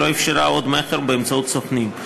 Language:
Hebrew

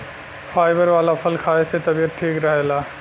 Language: Bhojpuri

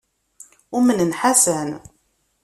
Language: Kabyle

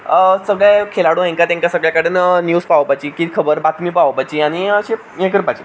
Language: Konkani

